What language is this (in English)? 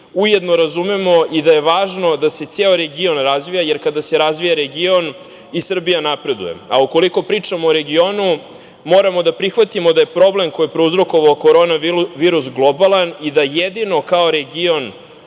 Serbian